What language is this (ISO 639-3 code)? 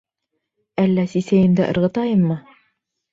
bak